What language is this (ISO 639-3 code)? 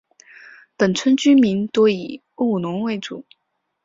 zho